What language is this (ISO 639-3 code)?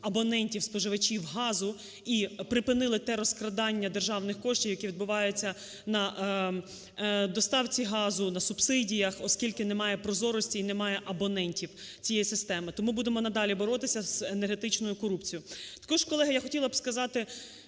ukr